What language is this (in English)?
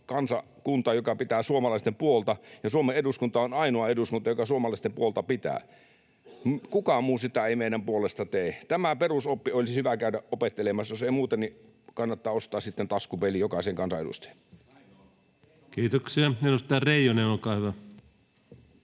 Finnish